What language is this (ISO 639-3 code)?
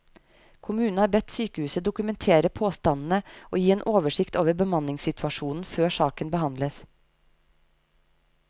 nor